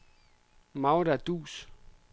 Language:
Danish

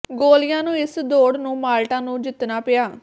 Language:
Punjabi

